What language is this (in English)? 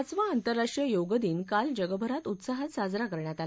Marathi